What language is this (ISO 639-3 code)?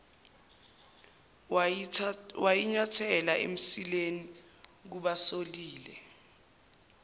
zul